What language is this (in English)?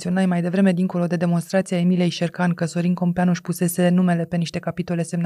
Romanian